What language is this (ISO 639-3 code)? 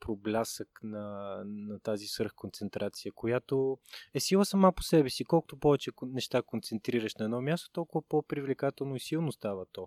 bul